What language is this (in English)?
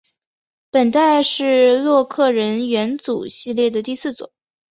Chinese